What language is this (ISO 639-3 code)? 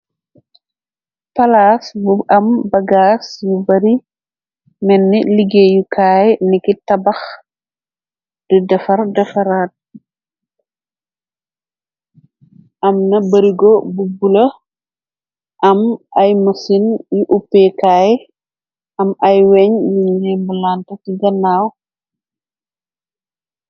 wol